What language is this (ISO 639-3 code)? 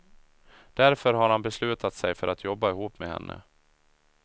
swe